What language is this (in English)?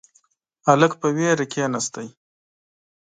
Pashto